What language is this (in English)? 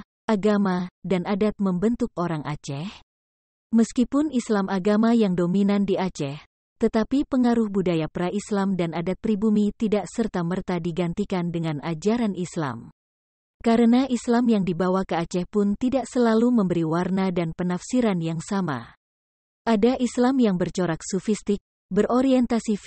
Indonesian